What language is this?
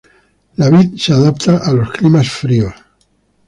Spanish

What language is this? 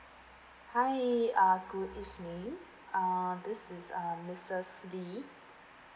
English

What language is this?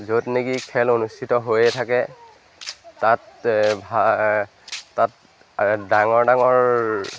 Assamese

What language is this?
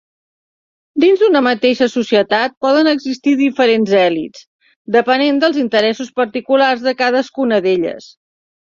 Catalan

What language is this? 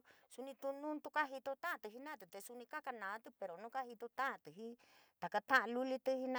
San Miguel El Grande Mixtec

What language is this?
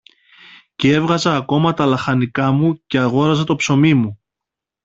Greek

